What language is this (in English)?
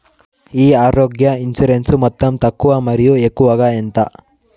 Telugu